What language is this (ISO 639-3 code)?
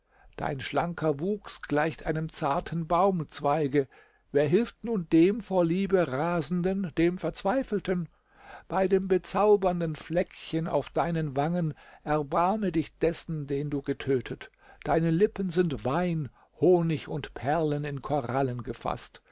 deu